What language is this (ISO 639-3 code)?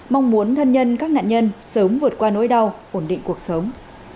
vie